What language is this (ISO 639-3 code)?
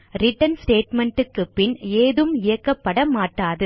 tam